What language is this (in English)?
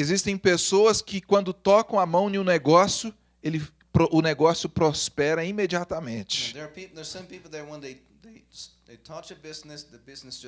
Portuguese